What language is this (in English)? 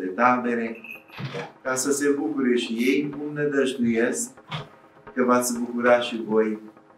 Romanian